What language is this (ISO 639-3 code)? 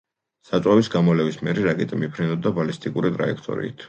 kat